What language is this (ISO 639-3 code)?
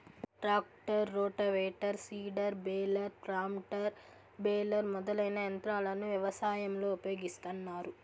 tel